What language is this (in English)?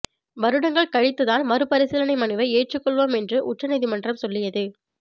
Tamil